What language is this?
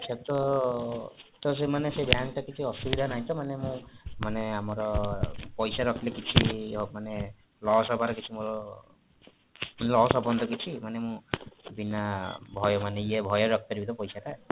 Odia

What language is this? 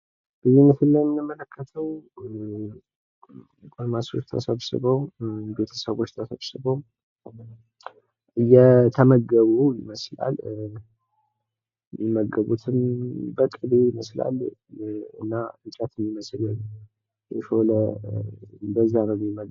Amharic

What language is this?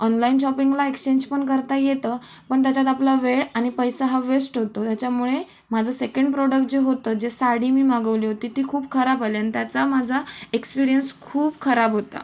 Marathi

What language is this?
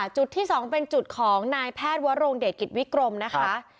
Thai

